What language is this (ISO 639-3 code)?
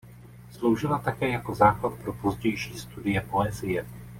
ces